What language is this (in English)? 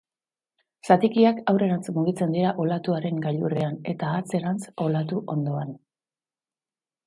Basque